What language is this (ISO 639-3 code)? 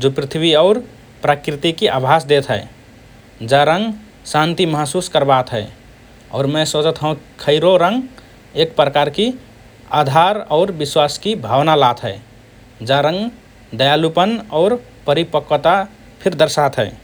thr